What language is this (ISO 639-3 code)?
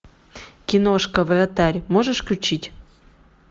rus